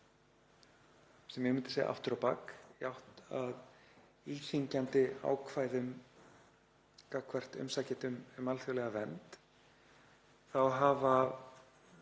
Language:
Icelandic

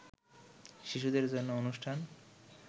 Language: Bangla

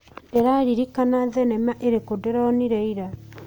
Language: Kikuyu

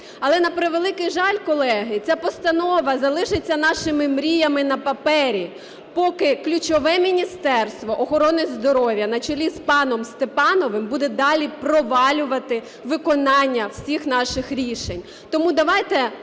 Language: Ukrainian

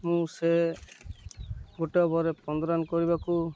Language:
Odia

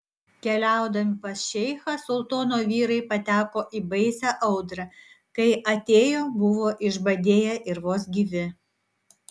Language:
Lithuanian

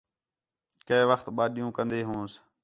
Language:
Khetrani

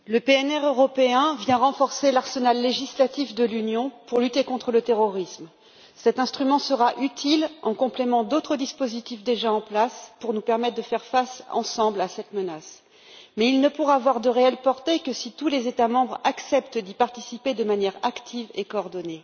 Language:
French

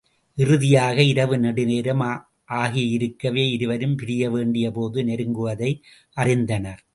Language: Tamil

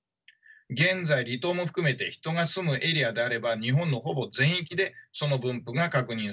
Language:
Japanese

